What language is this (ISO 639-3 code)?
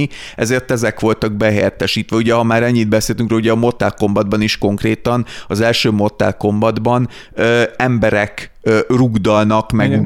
hun